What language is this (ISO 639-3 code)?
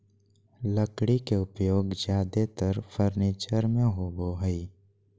mag